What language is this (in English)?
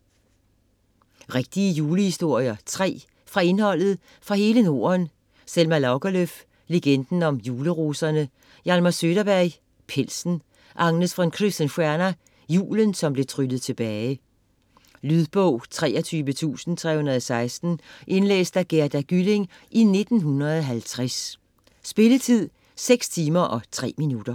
Danish